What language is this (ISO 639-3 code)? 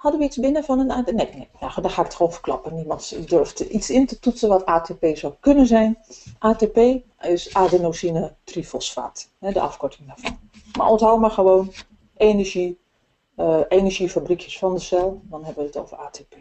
nld